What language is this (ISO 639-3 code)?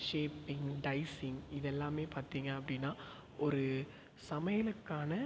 tam